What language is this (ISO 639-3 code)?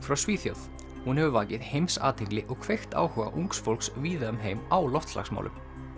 isl